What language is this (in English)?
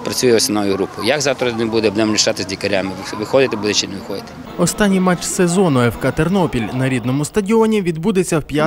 Ukrainian